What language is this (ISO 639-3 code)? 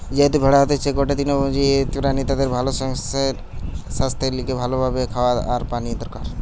ben